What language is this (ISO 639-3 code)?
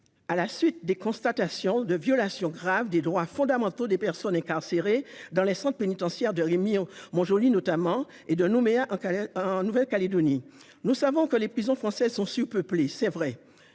fra